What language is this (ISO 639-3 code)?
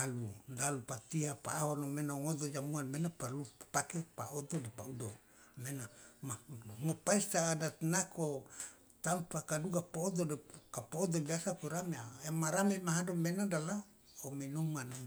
loa